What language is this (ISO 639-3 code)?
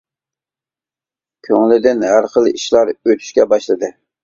uig